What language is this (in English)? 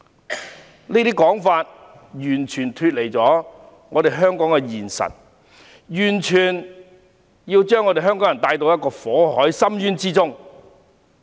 Cantonese